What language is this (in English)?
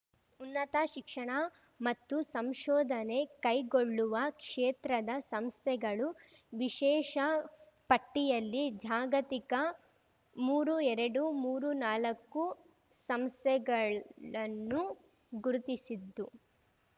Kannada